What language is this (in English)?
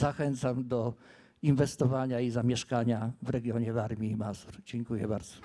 Polish